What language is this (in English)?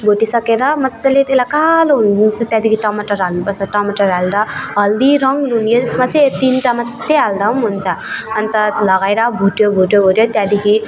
Nepali